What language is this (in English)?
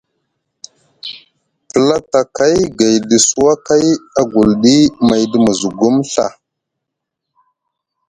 Musgu